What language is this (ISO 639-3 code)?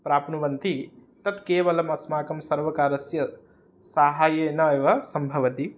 san